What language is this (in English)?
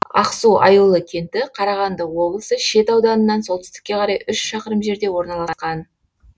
Kazakh